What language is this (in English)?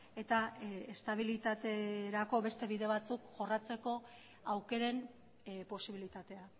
Basque